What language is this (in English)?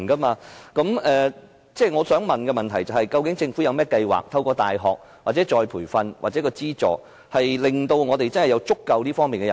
Cantonese